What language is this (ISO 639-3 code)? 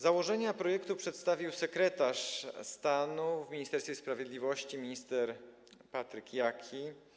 pol